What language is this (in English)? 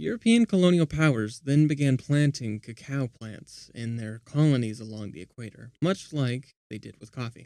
English